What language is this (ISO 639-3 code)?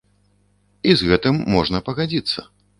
bel